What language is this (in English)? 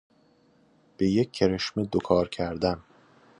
Persian